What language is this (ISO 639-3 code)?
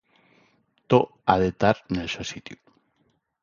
ast